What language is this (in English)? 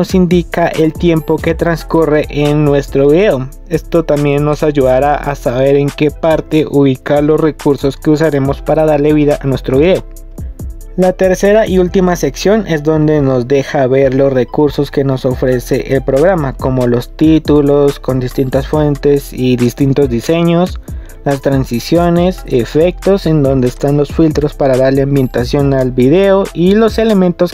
Spanish